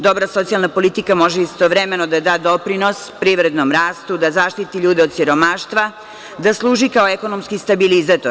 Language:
Serbian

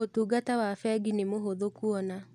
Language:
Kikuyu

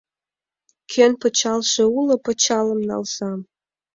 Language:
Mari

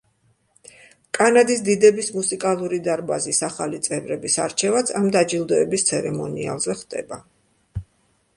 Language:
Georgian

